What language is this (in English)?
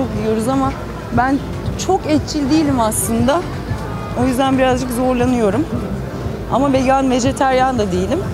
Turkish